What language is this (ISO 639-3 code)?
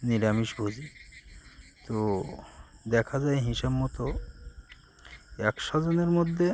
ben